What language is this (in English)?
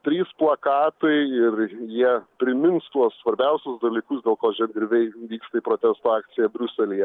Lithuanian